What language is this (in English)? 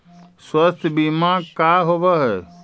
Magahi